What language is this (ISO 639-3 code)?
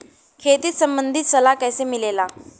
bho